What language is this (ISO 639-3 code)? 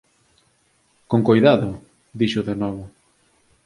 glg